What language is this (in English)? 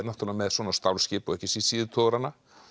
Icelandic